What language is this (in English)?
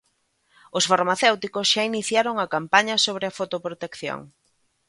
Galician